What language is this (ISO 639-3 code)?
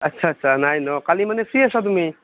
asm